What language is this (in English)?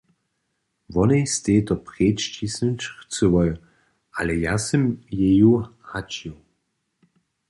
Upper Sorbian